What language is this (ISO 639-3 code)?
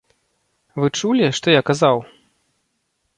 bel